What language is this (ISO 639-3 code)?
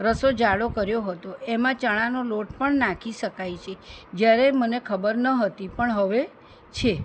guj